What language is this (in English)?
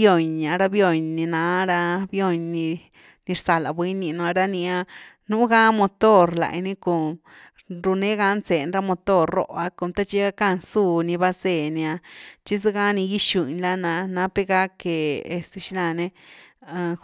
Güilá Zapotec